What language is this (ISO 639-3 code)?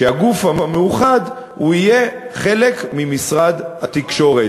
heb